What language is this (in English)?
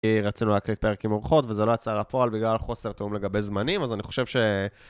Hebrew